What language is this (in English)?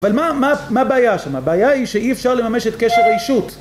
Hebrew